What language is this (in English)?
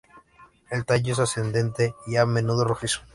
Spanish